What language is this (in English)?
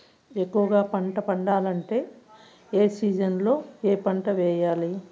Telugu